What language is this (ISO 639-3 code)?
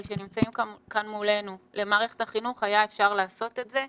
heb